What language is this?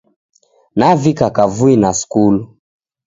Taita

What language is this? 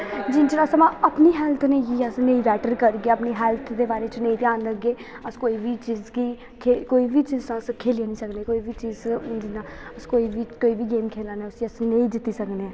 Dogri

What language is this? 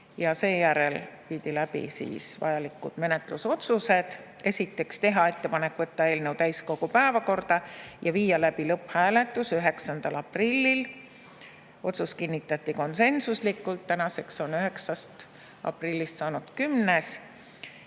Estonian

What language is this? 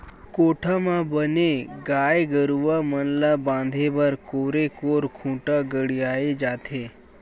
Chhattisgarhi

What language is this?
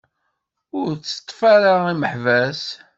Kabyle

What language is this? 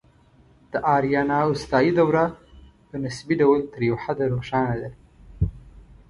Pashto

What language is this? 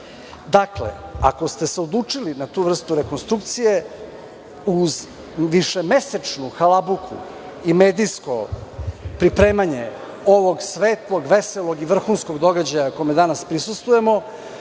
Serbian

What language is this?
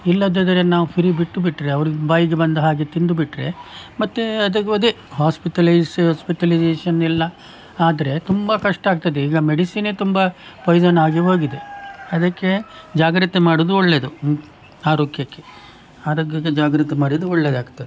Kannada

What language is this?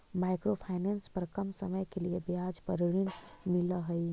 Magahi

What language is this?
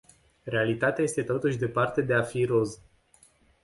Romanian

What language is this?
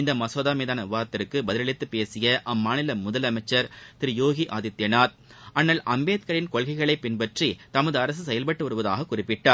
Tamil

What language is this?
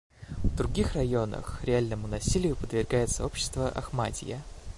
Russian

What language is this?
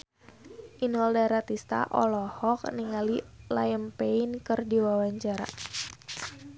Sundanese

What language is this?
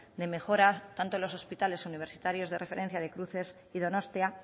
Spanish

